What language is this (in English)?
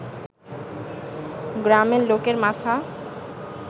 Bangla